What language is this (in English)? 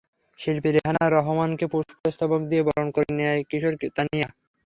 Bangla